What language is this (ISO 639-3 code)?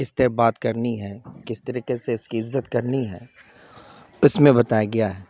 urd